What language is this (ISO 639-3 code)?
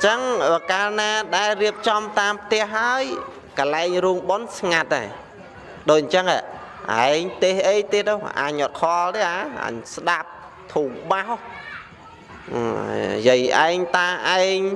vie